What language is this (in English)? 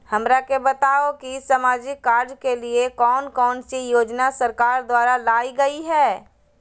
Magahi